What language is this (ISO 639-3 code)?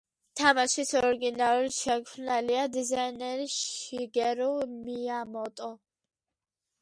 kat